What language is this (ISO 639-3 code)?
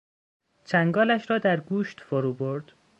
fas